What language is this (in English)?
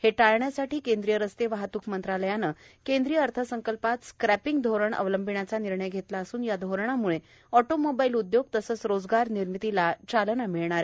Marathi